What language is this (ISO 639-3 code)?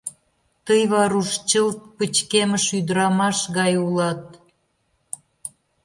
chm